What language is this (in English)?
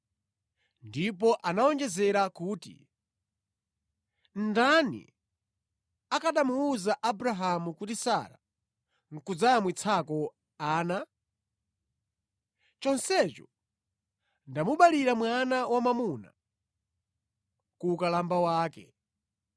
Nyanja